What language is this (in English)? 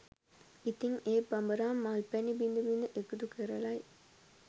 Sinhala